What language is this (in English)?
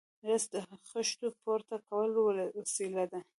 Pashto